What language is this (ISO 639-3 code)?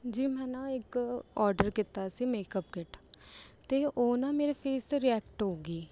pan